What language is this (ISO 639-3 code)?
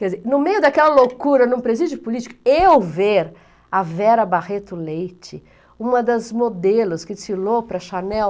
por